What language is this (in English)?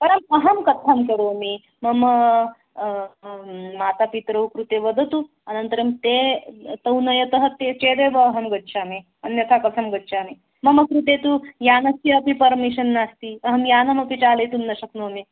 Sanskrit